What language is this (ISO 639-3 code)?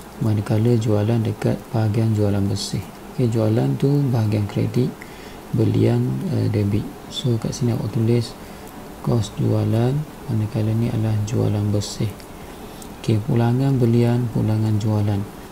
msa